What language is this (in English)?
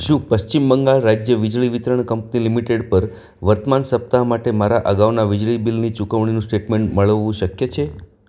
Gujarati